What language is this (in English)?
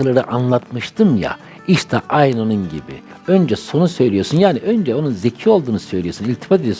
Turkish